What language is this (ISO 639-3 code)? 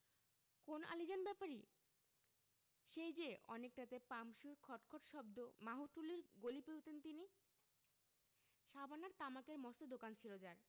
ben